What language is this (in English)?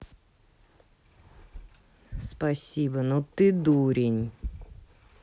Russian